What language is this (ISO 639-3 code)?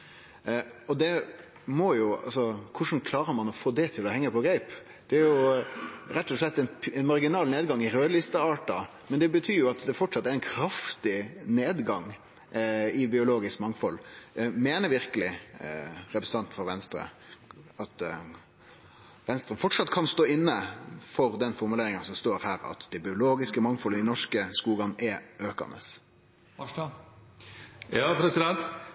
nno